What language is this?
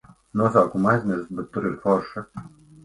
Latvian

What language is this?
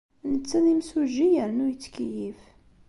Kabyle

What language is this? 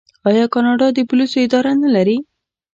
Pashto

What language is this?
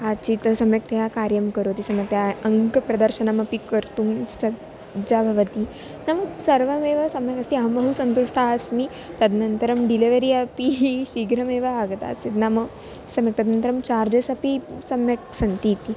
Sanskrit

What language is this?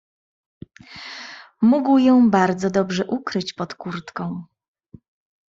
Polish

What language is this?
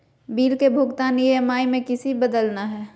Magahi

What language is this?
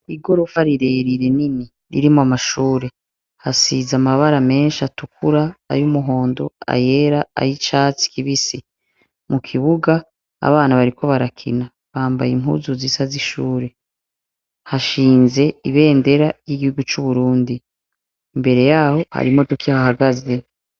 Rundi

